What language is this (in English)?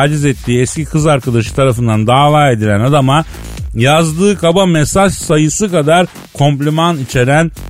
Turkish